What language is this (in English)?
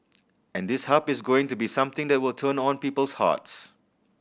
English